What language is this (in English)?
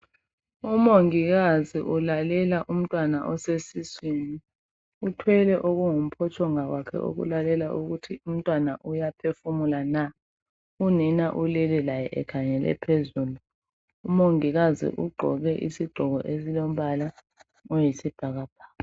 North Ndebele